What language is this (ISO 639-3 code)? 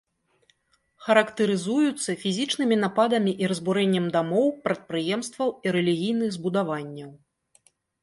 bel